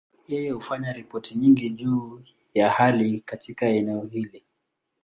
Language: Swahili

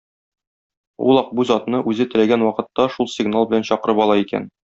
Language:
Tatar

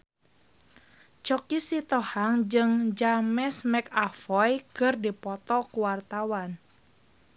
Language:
Sundanese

